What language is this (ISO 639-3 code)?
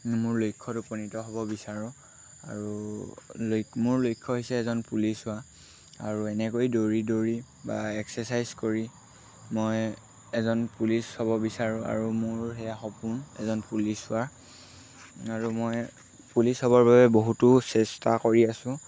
asm